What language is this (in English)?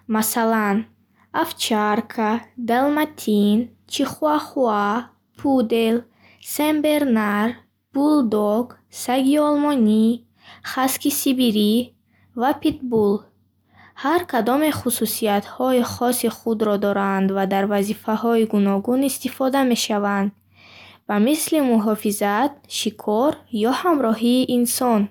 Bukharic